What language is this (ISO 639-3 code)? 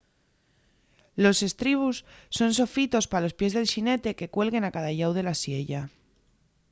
ast